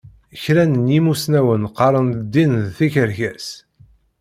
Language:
Kabyle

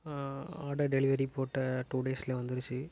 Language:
Tamil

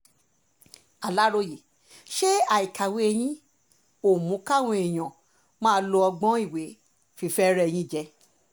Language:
Yoruba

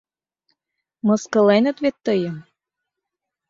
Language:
Mari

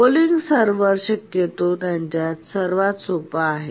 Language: Marathi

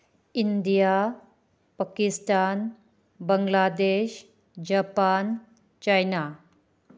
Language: Manipuri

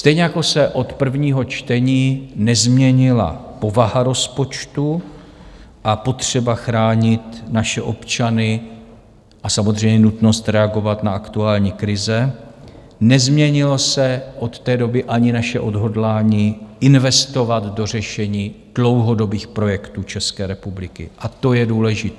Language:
Czech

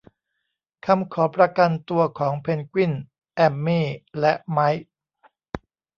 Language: Thai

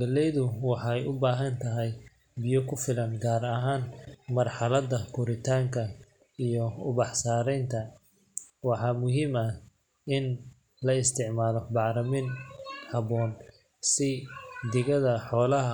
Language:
Somali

